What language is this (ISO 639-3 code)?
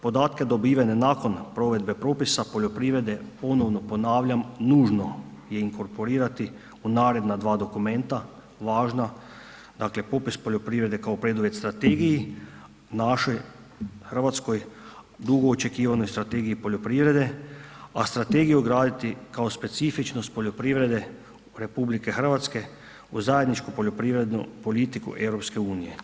hrv